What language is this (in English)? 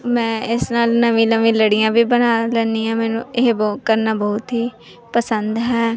Punjabi